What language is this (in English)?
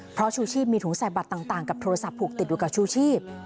Thai